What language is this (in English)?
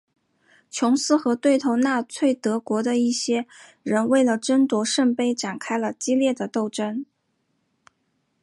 Chinese